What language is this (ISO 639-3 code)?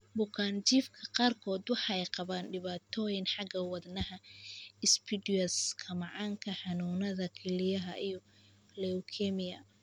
som